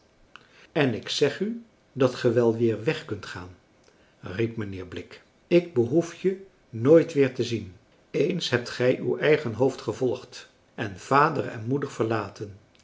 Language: Dutch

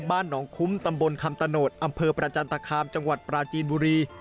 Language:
Thai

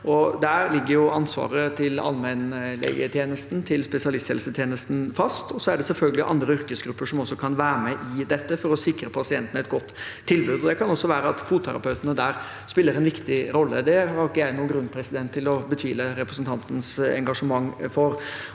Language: Norwegian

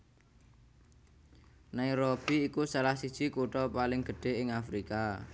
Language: Javanese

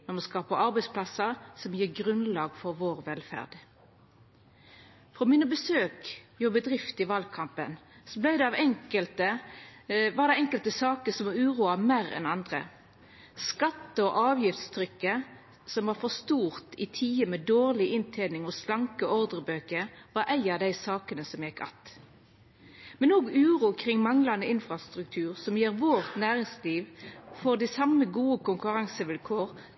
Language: Norwegian Nynorsk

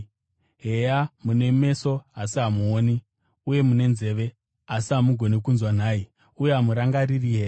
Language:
Shona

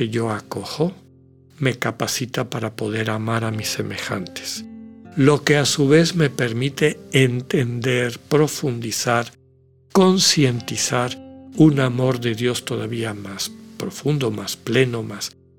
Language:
Spanish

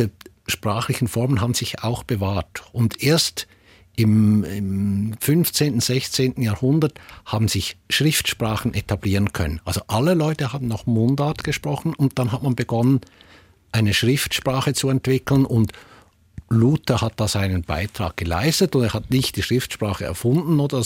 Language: German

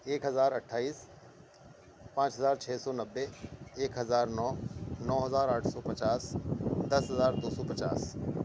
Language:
Urdu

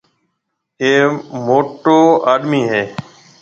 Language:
Marwari (Pakistan)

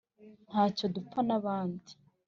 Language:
Kinyarwanda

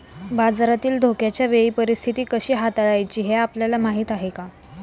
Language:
Marathi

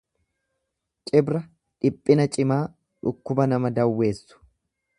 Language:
Oromo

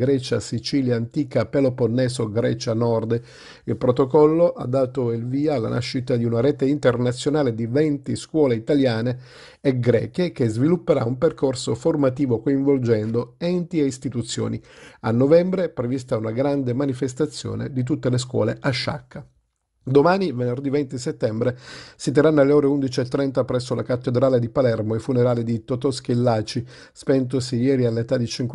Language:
Italian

